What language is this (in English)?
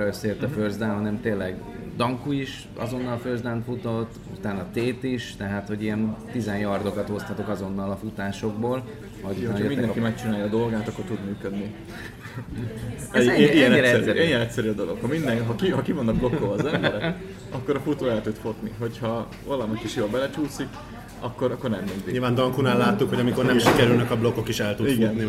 Hungarian